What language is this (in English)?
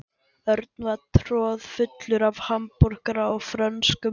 Icelandic